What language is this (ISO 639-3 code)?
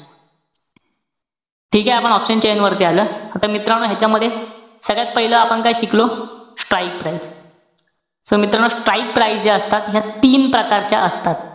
mar